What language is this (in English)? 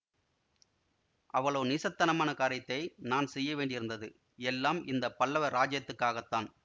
Tamil